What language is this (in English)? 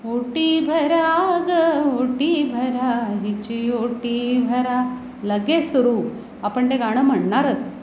Marathi